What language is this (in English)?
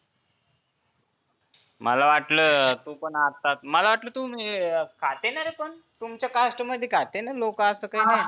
Marathi